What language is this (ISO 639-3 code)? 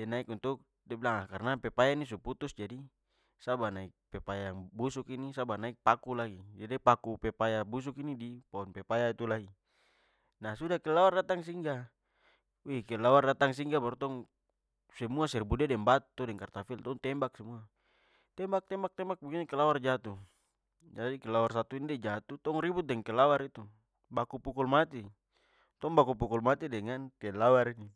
pmy